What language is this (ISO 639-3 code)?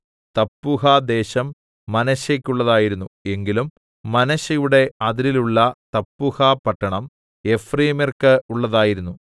mal